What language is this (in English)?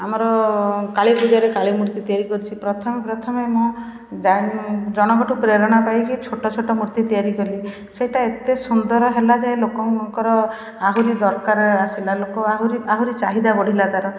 Odia